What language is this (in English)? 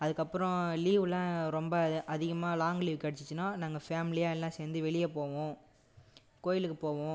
Tamil